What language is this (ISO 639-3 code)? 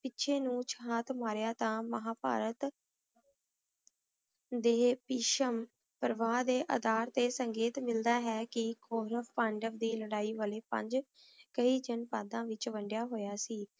pan